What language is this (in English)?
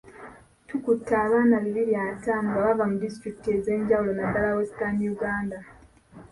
Ganda